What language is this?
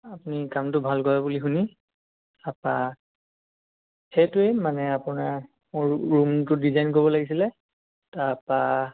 Assamese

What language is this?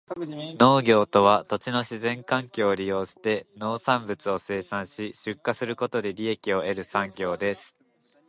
Japanese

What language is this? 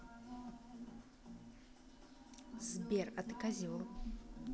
Russian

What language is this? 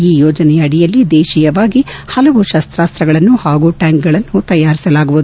Kannada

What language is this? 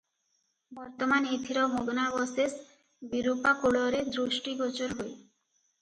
Odia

